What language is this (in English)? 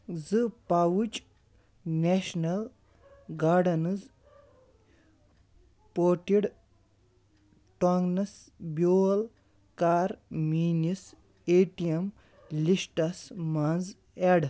Kashmiri